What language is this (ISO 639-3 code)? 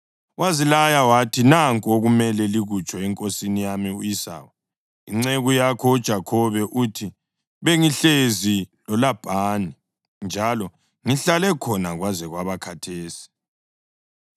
nde